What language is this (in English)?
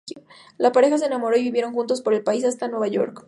Spanish